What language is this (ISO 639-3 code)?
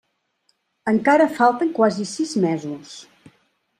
cat